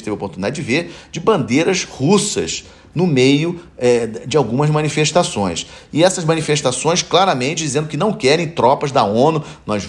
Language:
Portuguese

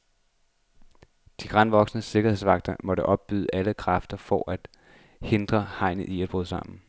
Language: Danish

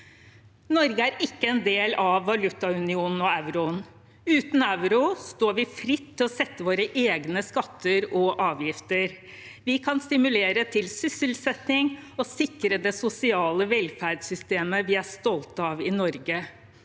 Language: Norwegian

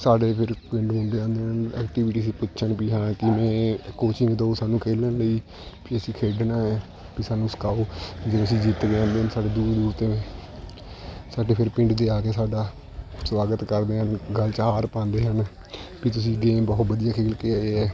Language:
Punjabi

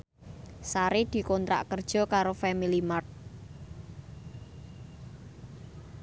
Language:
Javanese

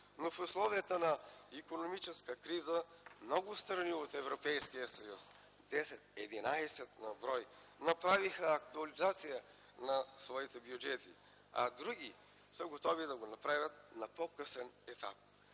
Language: Bulgarian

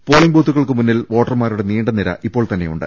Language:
Malayalam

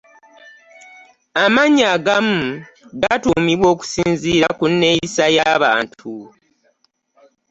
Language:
Ganda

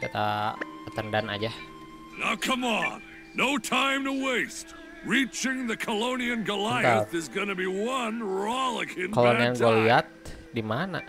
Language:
Indonesian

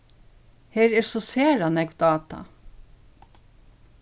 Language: Faroese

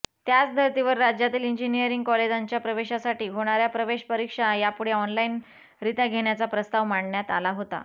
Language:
Marathi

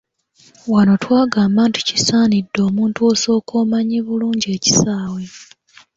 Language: Ganda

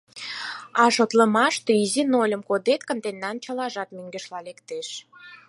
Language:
Mari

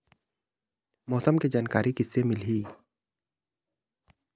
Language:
Chhattisgarhi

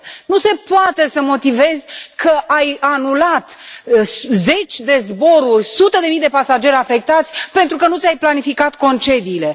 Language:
Romanian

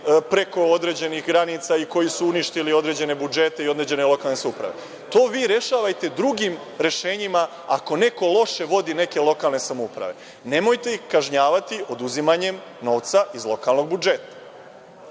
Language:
Serbian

